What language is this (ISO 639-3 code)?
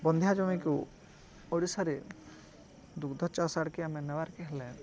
ori